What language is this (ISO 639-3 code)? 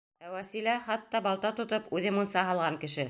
bak